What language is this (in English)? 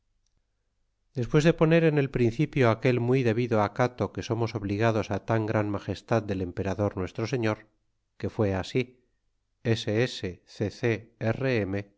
Spanish